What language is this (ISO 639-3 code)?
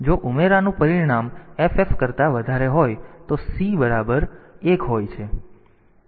guj